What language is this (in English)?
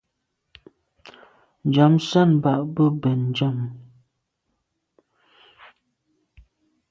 Medumba